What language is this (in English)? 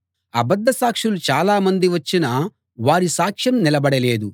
Telugu